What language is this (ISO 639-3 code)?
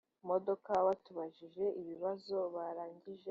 kin